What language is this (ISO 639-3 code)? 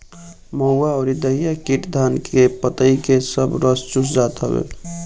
bho